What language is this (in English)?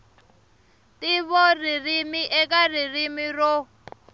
Tsonga